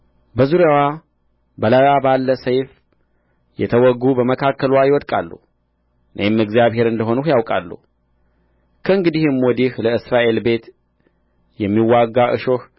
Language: Amharic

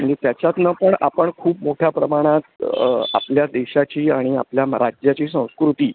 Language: Marathi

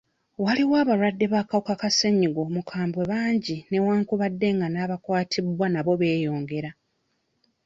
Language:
Ganda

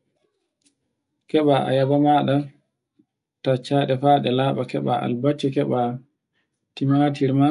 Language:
Borgu Fulfulde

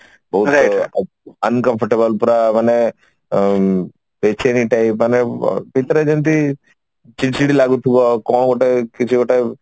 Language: Odia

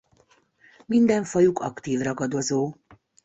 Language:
Hungarian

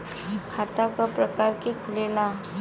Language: Bhojpuri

